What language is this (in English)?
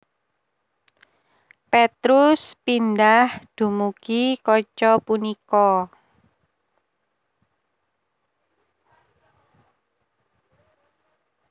Javanese